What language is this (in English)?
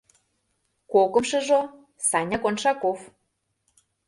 Mari